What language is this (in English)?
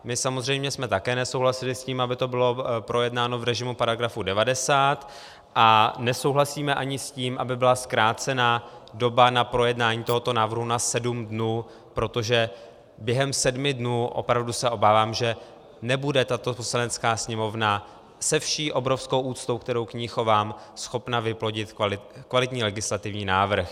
Czech